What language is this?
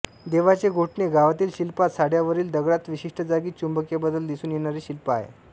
Marathi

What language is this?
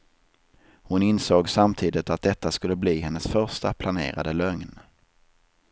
Swedish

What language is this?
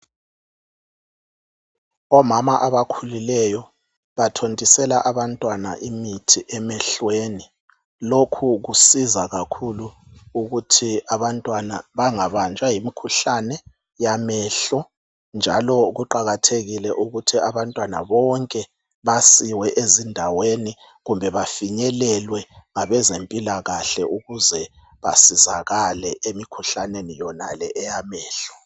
North Ndebele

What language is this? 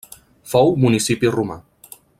Catalan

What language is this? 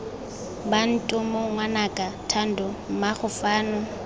Tswana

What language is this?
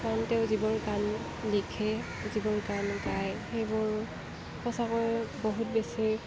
Assamese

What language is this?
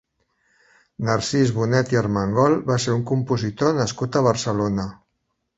Catalan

